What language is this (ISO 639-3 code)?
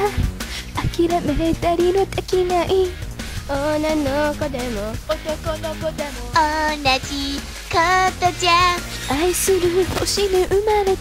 kor